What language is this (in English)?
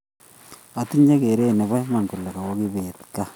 Kalenjin